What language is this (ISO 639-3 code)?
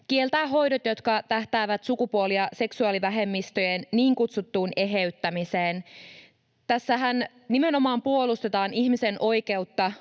fin